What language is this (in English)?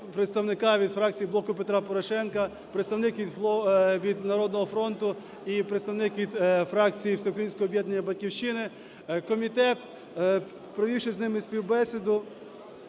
Ukrainian